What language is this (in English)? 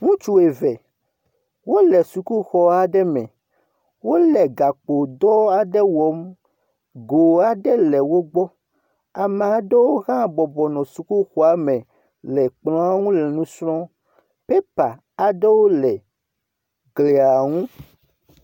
Ewe